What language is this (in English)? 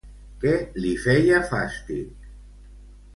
Catalan